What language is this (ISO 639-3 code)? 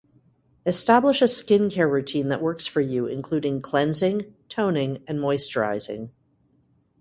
eng